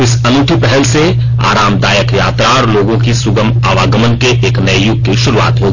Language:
Hindi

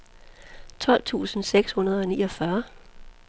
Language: Danish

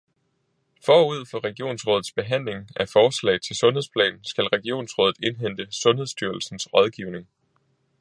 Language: Danish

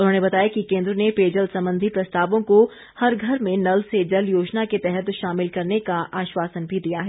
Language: Hindi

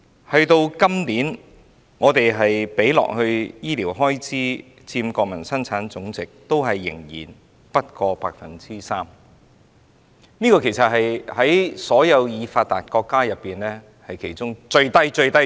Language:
Cantonese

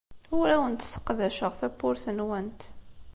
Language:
Kabyle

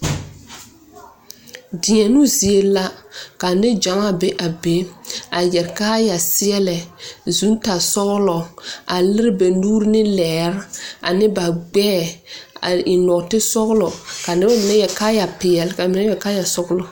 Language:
Southern Dagaare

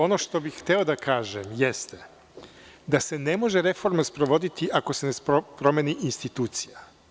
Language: Serbian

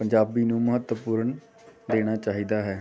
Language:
Punjabi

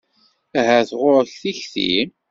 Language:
Kabyle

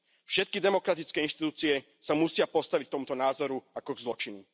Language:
Slovak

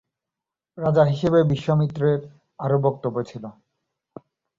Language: Bangla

